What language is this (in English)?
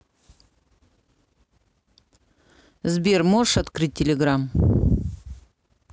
Russian